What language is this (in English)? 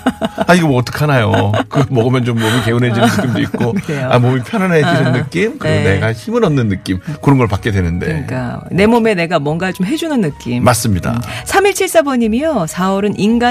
Korean